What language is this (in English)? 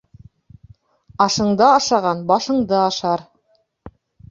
Bashkir